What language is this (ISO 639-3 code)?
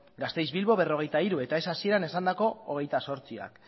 eus